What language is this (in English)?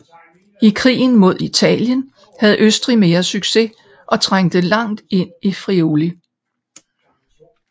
Danish